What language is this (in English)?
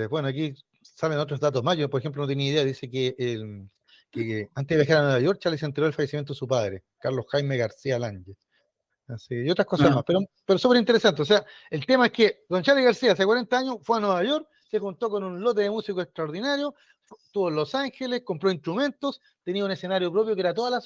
Spanish